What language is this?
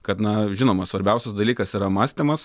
Lithuanian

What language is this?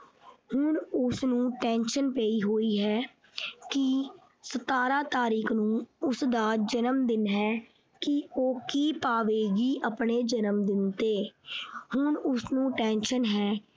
Punjabi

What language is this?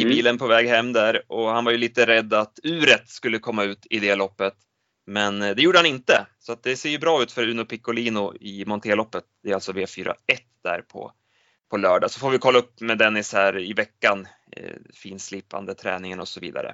Swedish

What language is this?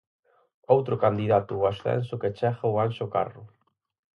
Galician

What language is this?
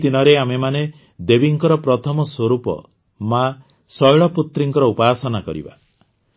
Odia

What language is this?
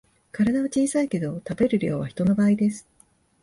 Japanese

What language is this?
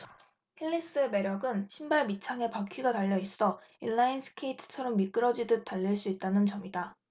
Korean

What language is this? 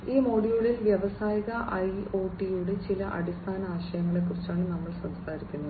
Malayalam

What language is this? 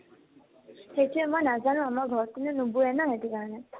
Assamese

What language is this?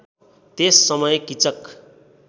Nepali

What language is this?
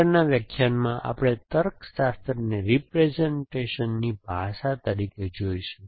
Gujarati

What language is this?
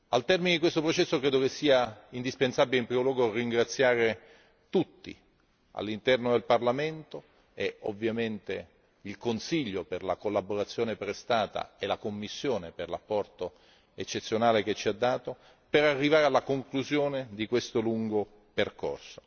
Italian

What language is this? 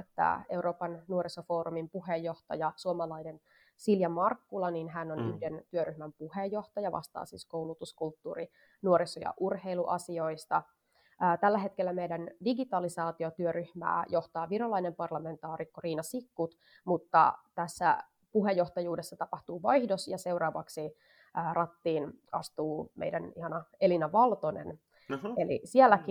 Finnish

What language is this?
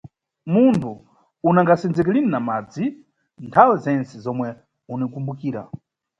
Nyungwe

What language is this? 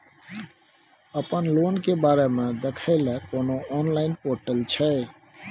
Maithili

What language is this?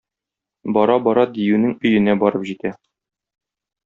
Tatar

